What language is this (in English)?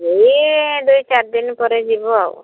Odia